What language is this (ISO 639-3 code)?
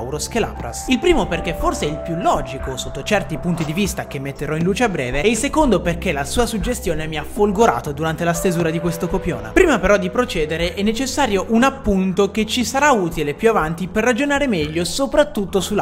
ita